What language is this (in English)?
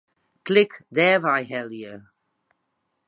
Western Frisian